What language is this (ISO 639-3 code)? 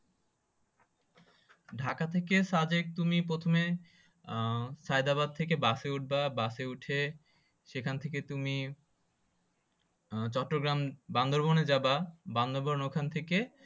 ben